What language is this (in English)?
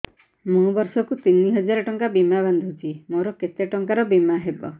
Odia